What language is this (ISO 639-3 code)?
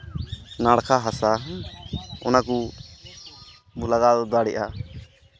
sat